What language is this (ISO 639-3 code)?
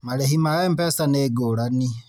kik